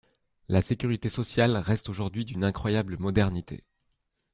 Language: French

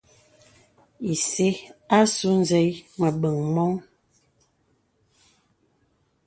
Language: Bebele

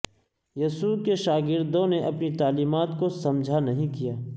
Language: Urdu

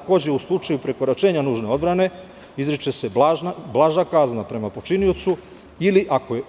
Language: Serbian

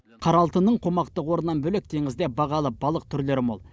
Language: Kazakh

